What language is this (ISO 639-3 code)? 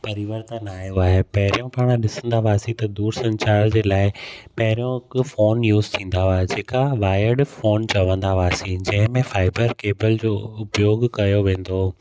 snd